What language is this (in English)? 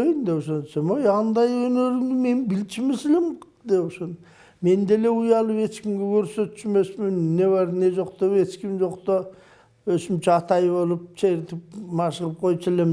Turkish